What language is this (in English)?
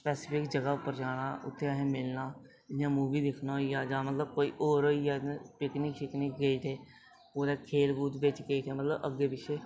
Dogri